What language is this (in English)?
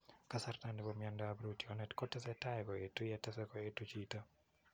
Kalenjin